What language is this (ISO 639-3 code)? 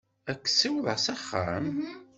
kab